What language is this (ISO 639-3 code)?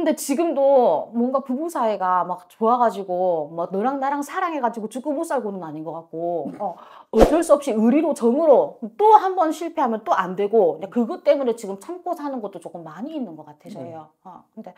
kor